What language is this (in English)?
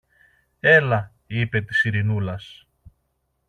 Greek